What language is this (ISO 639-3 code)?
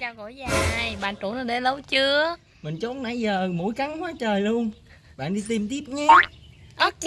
vie